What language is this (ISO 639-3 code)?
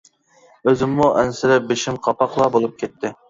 uig